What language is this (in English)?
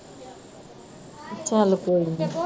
Punjabi